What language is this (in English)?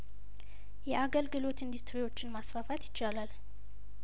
Amharic